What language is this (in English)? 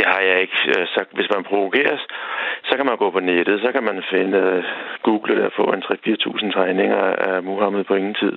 Danish